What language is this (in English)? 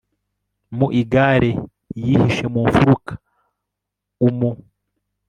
Kinyarwanda